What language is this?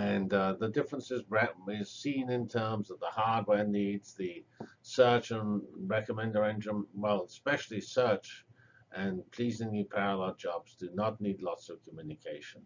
English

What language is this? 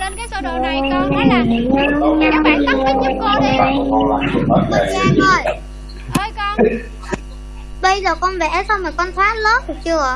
Vietnamese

